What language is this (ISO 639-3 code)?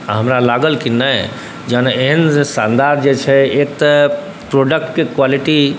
mai